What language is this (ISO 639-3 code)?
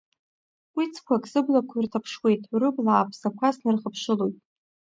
abk